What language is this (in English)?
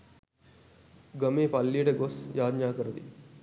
Sinhala